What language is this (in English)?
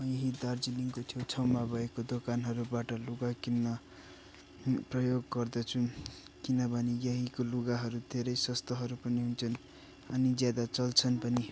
Nepali